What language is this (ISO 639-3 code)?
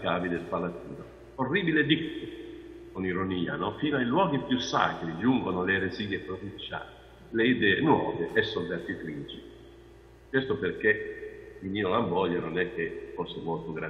ita